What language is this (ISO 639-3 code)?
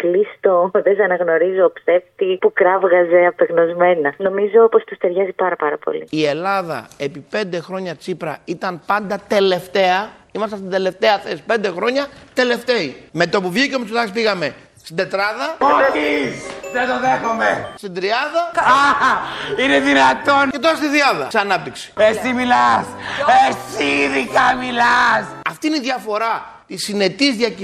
ell